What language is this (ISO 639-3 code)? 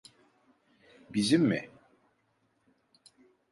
tur